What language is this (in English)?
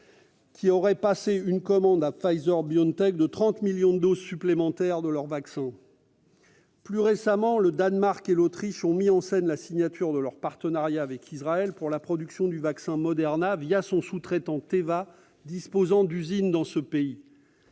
French